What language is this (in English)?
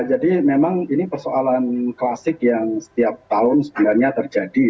Indonesian